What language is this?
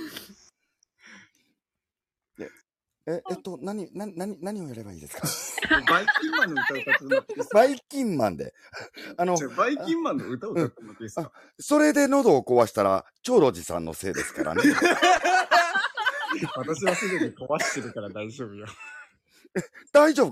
Japanese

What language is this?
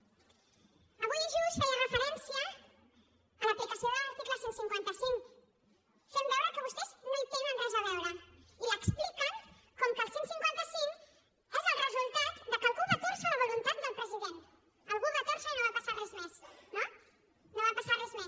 Catalan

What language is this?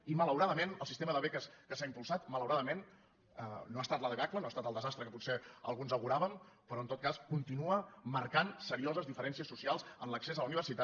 Catalan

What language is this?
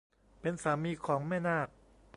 Thai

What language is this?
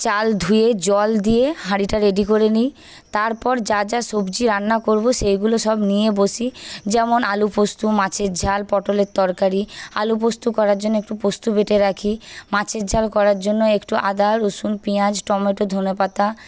Bangla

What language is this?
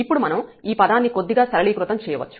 Telugu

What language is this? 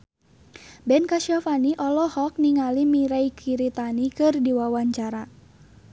Sundanese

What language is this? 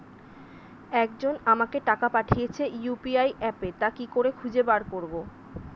Bangla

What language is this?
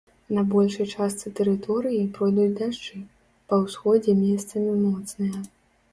Belarusian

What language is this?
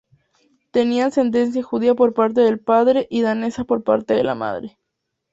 Spanish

